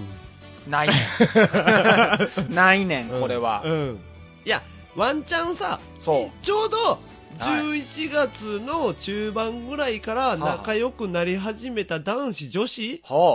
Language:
Japanese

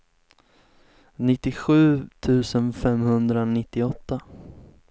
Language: Swedish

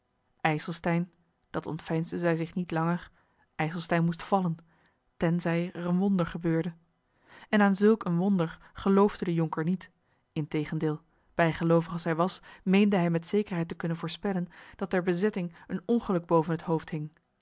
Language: Dutch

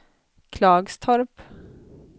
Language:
Swedish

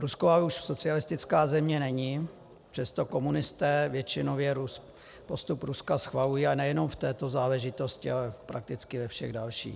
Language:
Czech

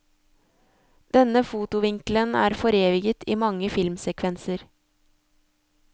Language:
Norwegian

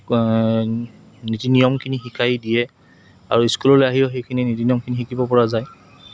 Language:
Assamese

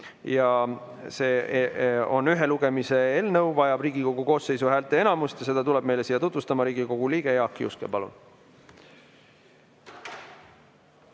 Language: Estonian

